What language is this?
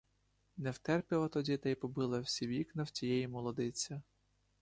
Ukrainian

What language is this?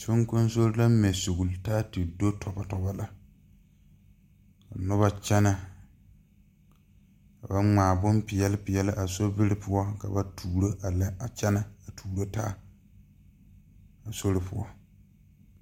Southern Dagaare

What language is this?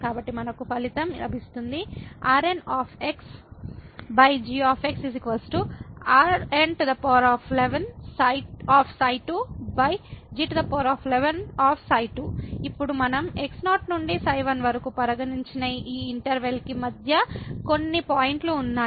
Telugu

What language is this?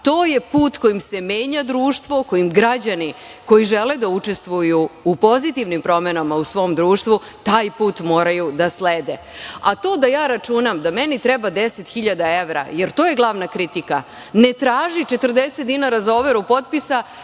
Serbian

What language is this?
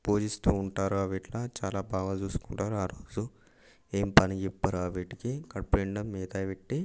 Telugu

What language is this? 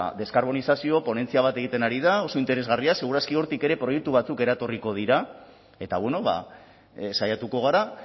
Basque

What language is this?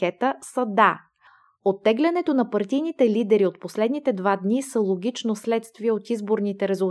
Bulgarian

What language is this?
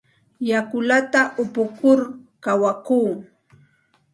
Santa Ana de Tusi Pasco Quechua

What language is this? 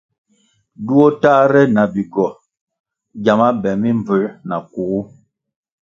Kwasio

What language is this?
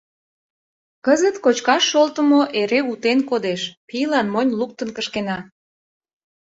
Mari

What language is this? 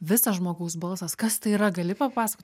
Lithuanian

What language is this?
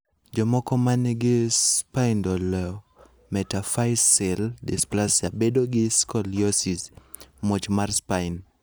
Luo (Kenya and Tanzania)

